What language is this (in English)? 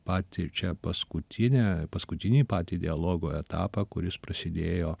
Lithuanian